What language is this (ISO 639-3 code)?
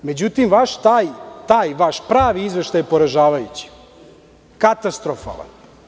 srp